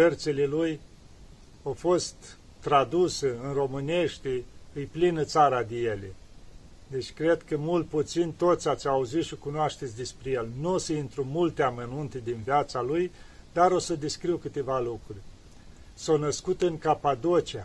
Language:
Romanian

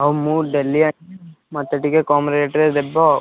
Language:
Odia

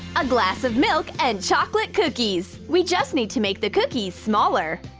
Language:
English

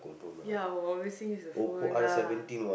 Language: English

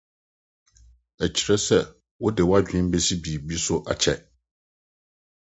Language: Akan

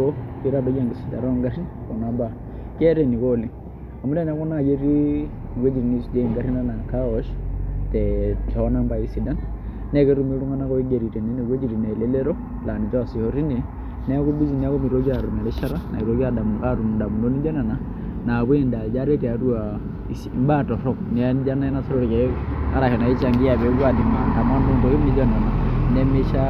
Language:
Masai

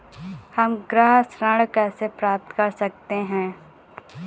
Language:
Hindi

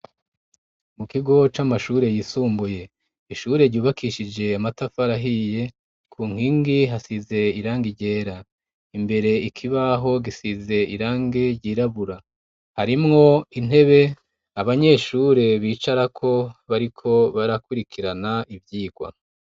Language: Rundi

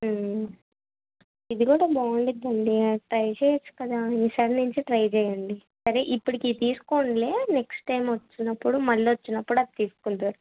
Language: Telugu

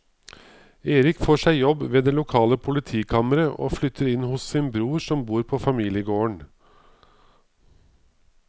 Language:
Norwegian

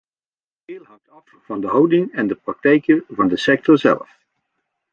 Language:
Dutch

